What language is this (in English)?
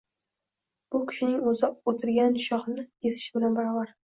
Uzbek